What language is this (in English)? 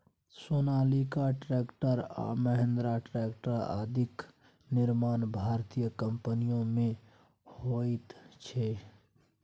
Maithili